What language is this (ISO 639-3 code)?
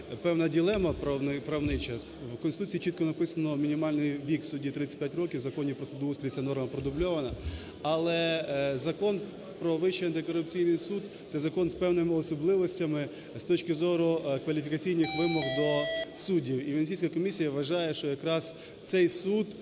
ukr